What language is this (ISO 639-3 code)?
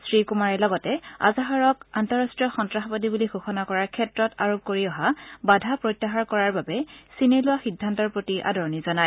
asm